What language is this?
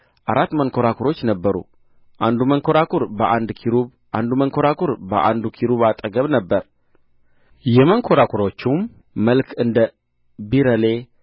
Amharic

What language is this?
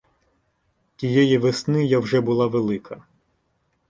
Ukrainian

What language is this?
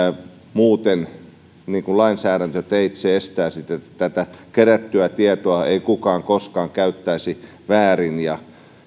Finnish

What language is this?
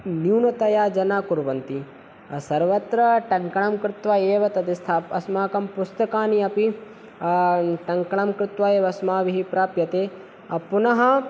Sanskrit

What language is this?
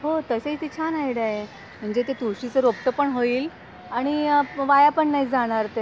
Marathi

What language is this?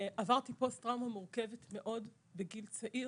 Hebrew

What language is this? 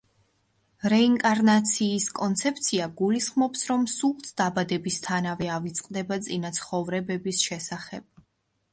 Georgian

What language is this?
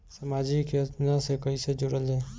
Bhojpuri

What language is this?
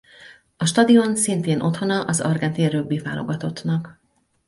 Hungarian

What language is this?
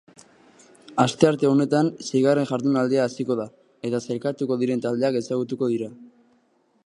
Basque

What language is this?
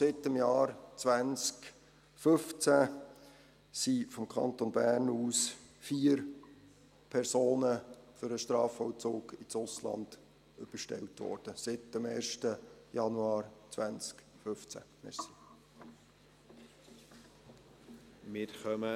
Swiss German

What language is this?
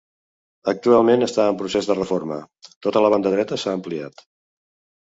Catalan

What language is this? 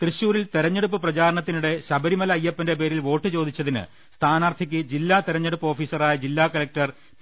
Malayalam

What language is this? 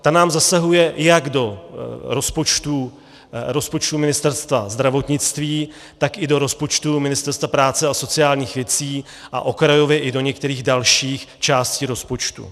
Czech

